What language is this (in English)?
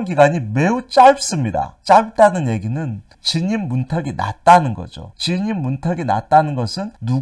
Korean